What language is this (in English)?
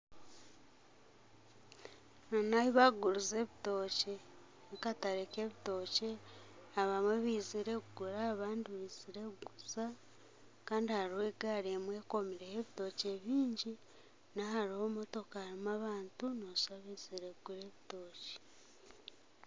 Nyankole